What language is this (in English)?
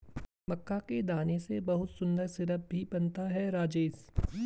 Hindi